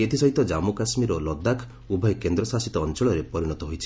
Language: Odia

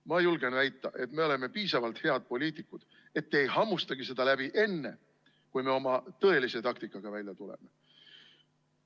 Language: Estonian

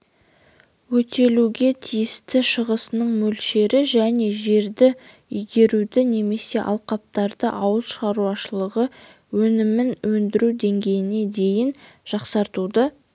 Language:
Kazakh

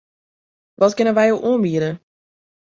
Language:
Western Frisian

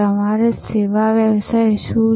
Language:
Gujarati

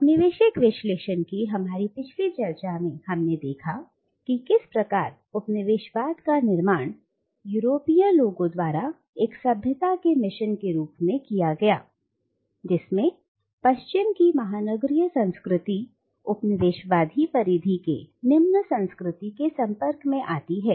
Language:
Hindi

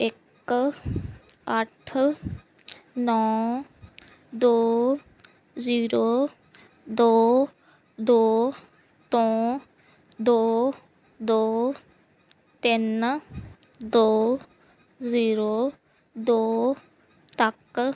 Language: Punjabi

